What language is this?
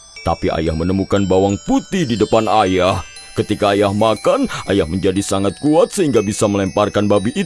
Indonesian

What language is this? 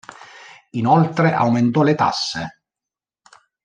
Italian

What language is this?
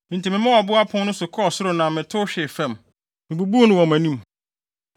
Akan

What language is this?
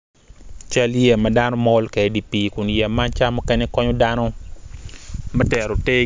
Acoli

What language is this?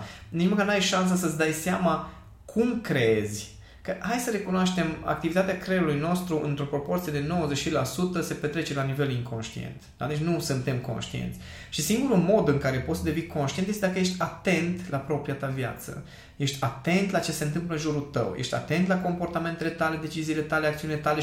Romanian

